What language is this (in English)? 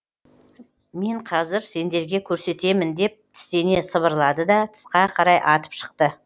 Kazakh